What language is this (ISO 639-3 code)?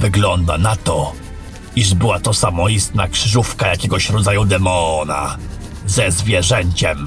pol